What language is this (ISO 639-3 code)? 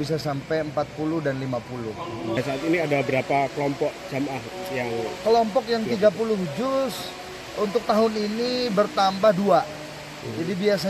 ind